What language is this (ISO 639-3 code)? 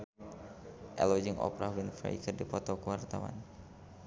sun